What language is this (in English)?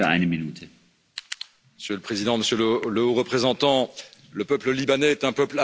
French